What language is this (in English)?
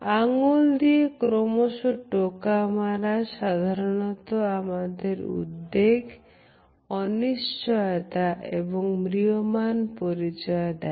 Bangla